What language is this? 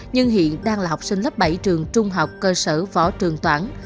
Vietnamese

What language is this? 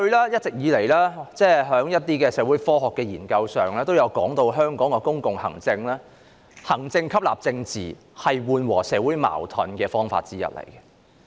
Cantonese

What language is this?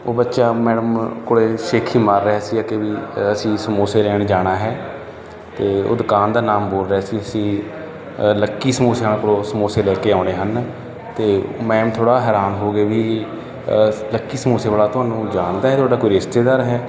Punjabi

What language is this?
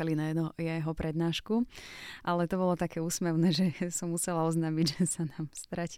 Slovak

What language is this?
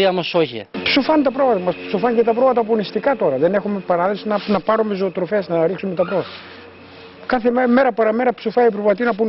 Greek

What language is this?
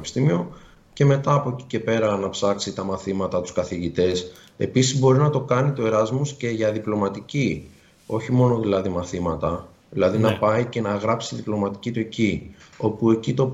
Greek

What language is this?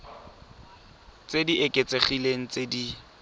Tswana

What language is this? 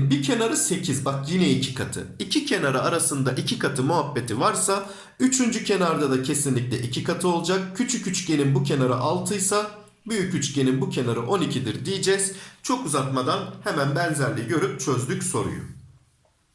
Turkish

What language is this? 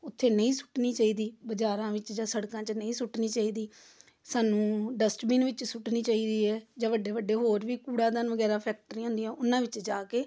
Punjabi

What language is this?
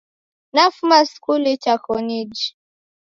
Taita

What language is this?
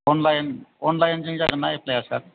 Bodo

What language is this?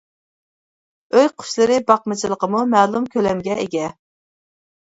Uyghur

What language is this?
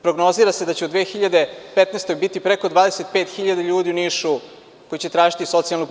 Serbian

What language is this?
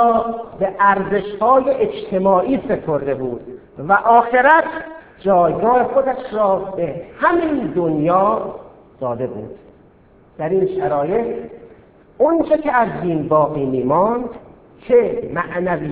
Persian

